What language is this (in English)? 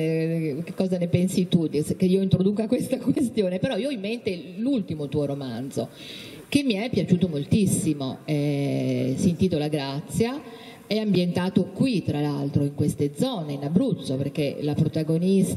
Italian